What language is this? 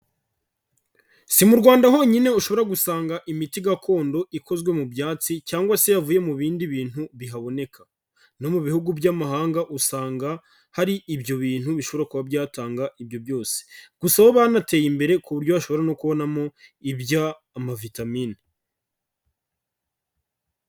Kinyarwanda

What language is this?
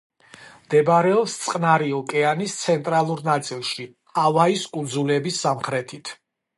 Georgian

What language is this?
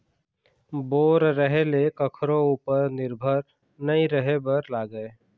Chhattisgarhi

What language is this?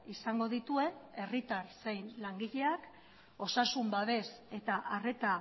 Basque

